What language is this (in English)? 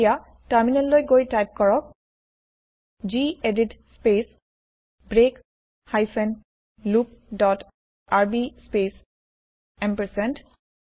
Assamese